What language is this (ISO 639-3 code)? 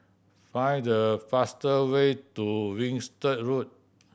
eng